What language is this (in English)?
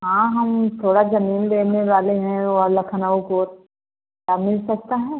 Hindi